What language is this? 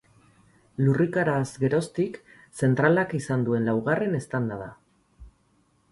Basque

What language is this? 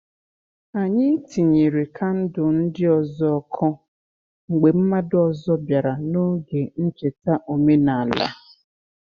Igbo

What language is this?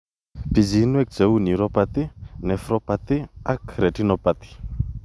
Kalenjin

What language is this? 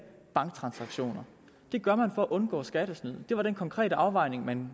Danish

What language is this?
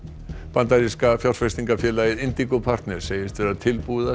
Icelandic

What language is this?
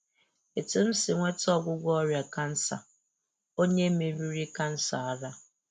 Igbo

